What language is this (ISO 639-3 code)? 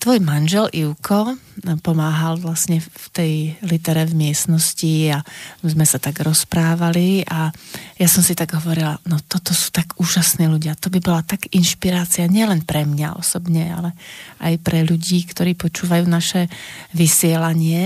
slk